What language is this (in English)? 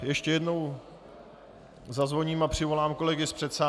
Czech